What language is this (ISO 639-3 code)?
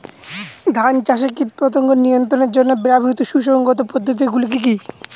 ben